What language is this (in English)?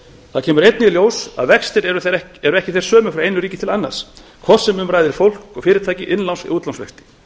Icelandic